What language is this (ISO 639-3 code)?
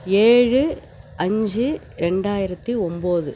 tam